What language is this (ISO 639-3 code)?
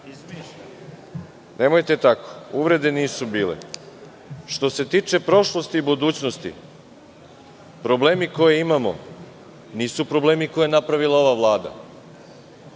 srp